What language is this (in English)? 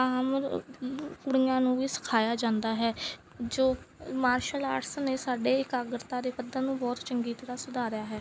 Punjabi